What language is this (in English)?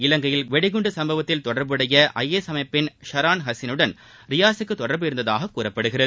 Tamil